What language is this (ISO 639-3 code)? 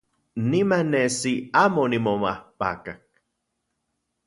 ncx